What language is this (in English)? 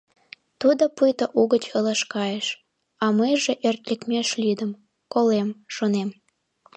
Mari